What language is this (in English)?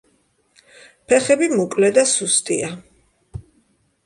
Georgian